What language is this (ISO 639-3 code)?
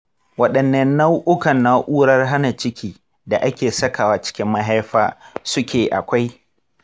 hau